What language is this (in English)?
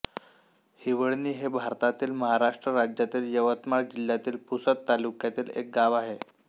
Marathi